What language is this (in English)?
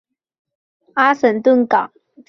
Chinese